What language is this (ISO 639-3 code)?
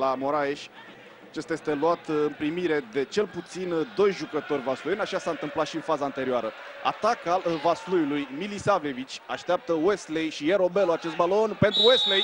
ron